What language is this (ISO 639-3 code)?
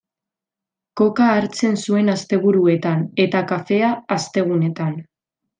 eus